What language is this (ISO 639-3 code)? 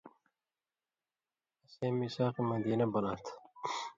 mvy